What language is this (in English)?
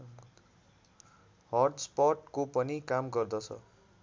Nepali